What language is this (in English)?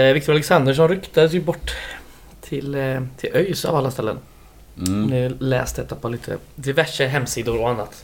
Swedish